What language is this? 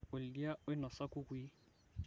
Masai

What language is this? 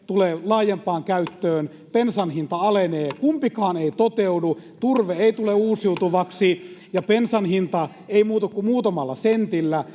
Finnish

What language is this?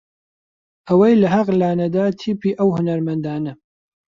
Central Kurdish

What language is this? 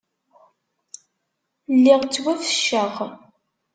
Kabyle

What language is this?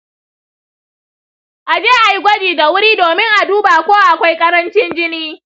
Hausa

